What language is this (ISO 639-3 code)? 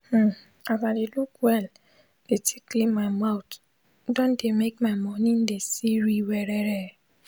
pcm